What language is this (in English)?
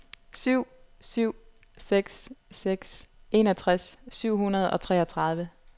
Danish